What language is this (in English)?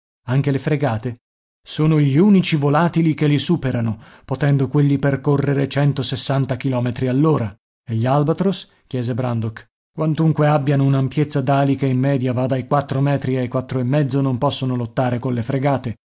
Italian